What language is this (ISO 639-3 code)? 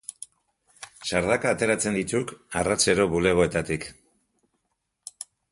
eus